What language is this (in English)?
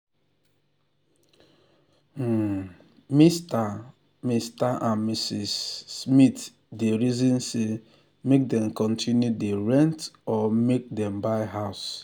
Nigerian Pidgin